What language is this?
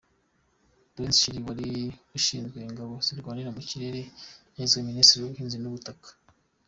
Kinyarwanda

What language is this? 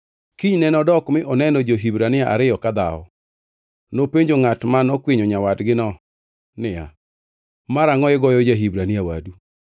Luo (Kenya and Tanzania)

